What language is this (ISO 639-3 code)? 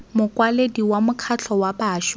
tsn